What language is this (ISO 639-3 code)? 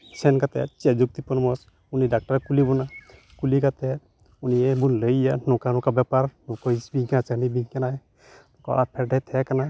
sat